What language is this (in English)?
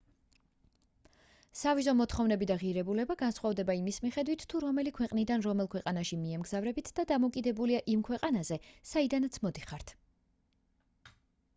Georgian